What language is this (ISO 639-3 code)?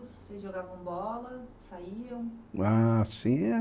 por